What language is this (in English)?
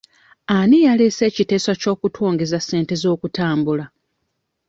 Ganda